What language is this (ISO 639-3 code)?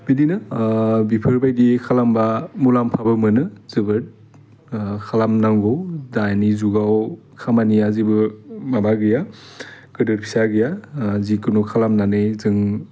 brx